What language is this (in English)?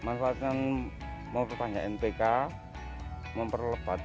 Indonesian